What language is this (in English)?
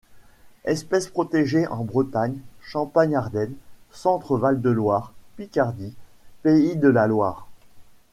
French